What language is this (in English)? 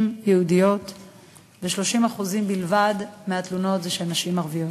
Hebrew